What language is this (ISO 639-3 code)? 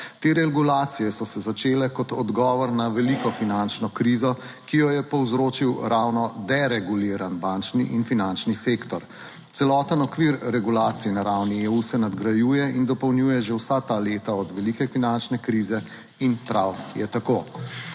slv